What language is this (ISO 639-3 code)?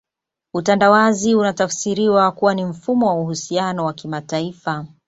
swa